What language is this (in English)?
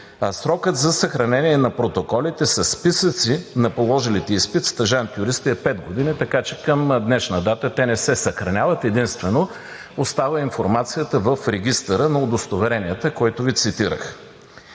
Bulgarian